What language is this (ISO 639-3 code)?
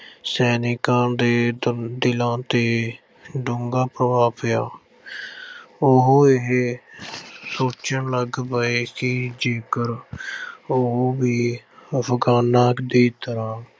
pan